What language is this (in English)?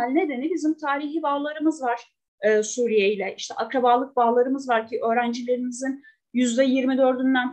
Turkish